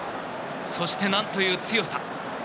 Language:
Japanese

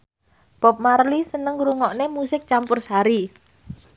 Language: Javanese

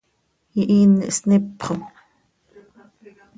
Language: Seri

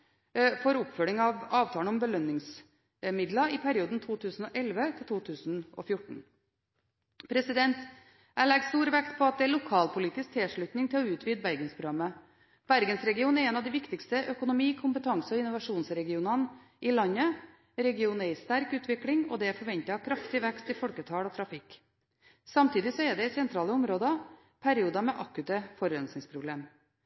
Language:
Norwegian Bokmål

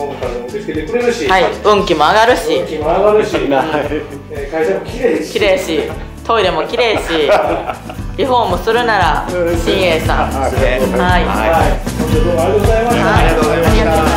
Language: Japanese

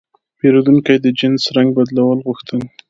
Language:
Pashto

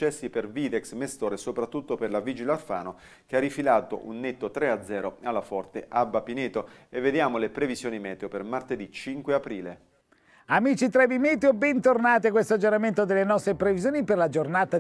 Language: Italian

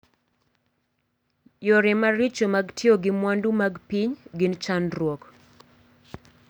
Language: Luo (Kenya and Tanzania)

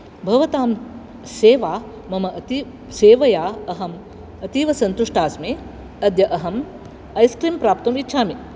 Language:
Sanskrit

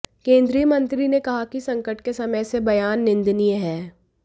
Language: Hindi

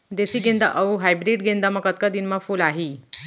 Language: Chhattisgarhi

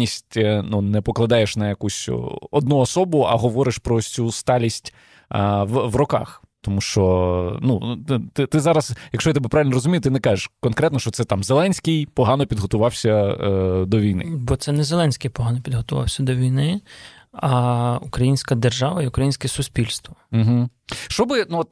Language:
Ukrainian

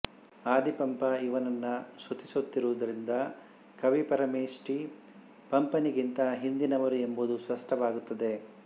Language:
Kannada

